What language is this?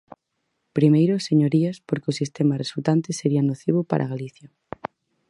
Galician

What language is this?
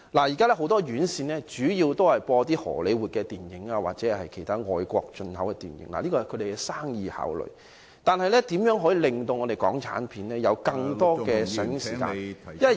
Cantonese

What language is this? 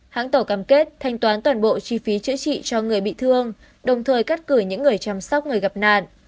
Vietnamese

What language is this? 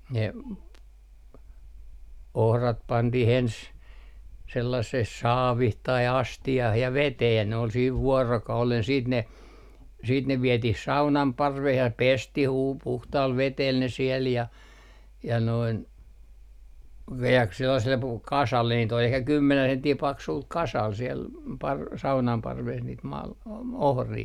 Finnish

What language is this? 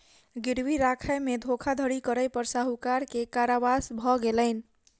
Maithili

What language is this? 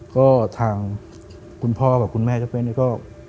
Thai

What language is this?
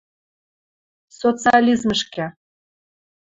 Western Mari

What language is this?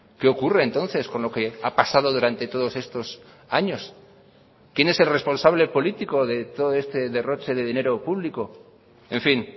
Spanish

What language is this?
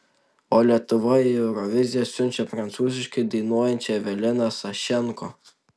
Lithuanian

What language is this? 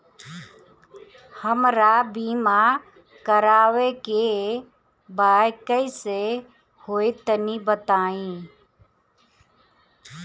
Bhojpuri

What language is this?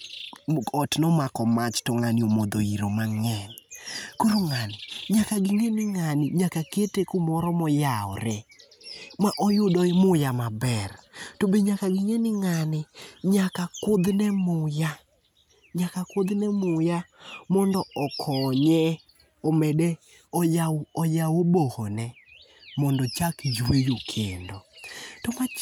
Luo (Kenya and Tanzania)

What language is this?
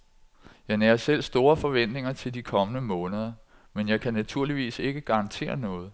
Danish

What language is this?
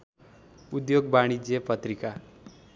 Nepali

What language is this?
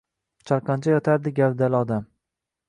Uzbek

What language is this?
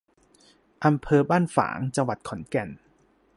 Thai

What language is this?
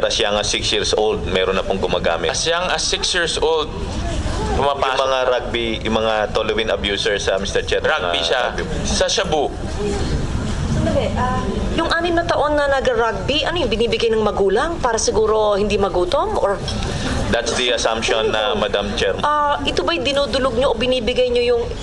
Filipino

